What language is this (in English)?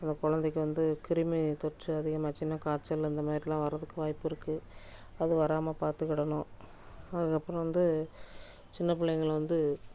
Tamil